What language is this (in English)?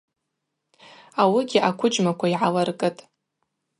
Abaza